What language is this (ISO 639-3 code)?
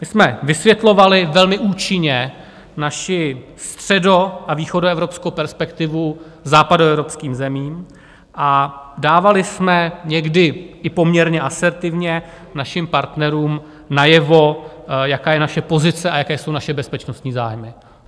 ces